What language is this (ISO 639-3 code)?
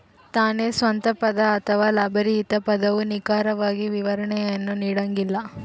kan